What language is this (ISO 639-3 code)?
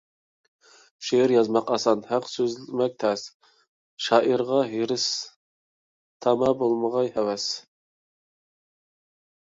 uig